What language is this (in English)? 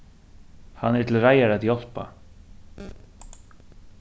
Faroese